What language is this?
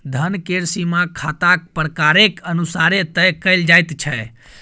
Maithili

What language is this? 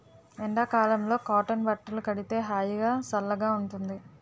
Telugu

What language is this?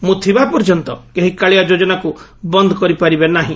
Odia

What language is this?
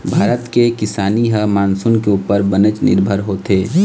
Chhattisgarhi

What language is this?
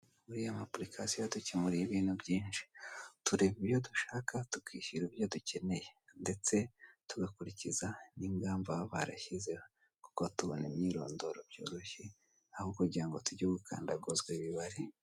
Kinyarwanda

